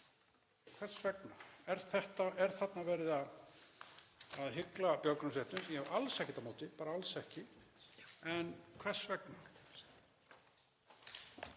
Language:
Icelandic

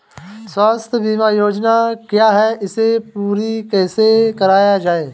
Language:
Hindi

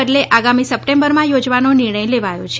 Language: Gujarati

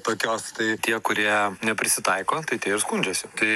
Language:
Lithuanian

